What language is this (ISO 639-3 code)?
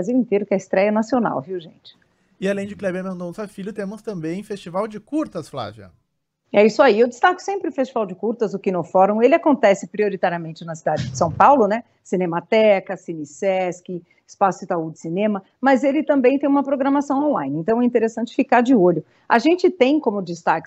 por